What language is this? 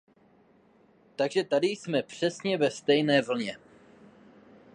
Czech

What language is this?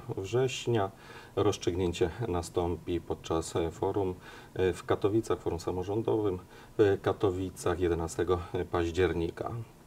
Polish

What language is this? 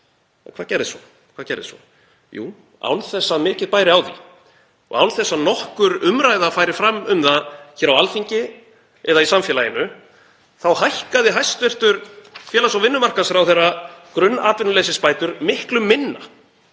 Icelandic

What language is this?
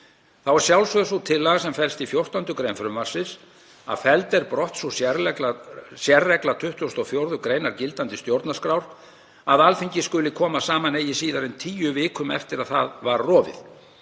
Icelandic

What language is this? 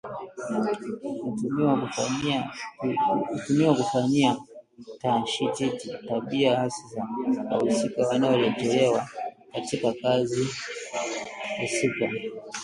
Swahili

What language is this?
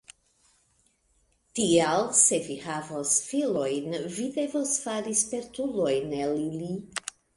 Esperanto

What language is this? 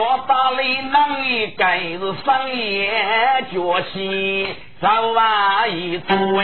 Chinese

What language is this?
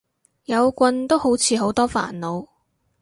Cantonese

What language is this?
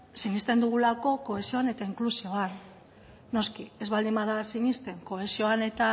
Basque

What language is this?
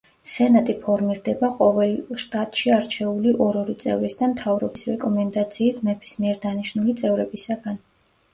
Georgian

